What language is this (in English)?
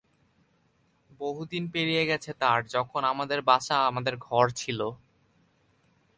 Bangla